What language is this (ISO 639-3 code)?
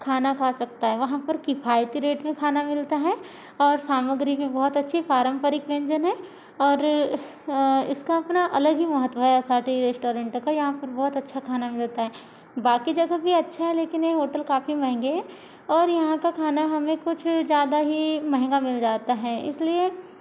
hin